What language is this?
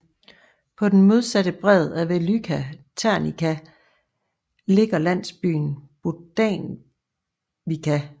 Danish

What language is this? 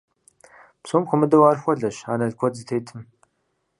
Kabardian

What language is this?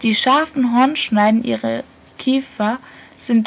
German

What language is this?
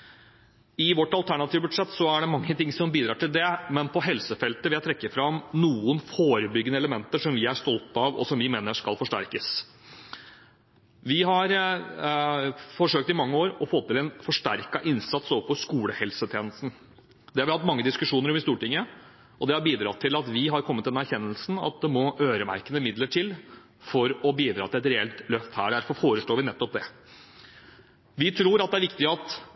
Norwegian Bokmål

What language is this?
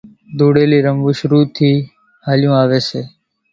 Kachi Koli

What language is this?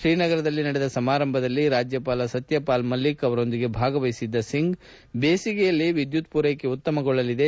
Kannada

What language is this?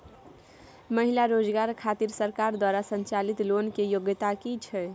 Maithili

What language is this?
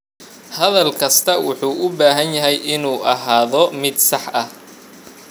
Somali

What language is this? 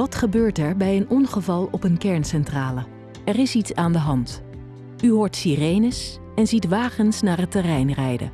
Dutch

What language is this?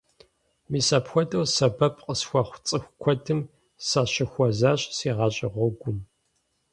Kabardian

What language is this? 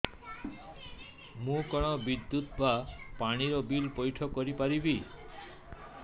Odia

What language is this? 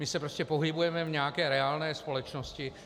Czech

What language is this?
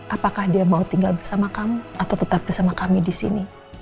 Indonesian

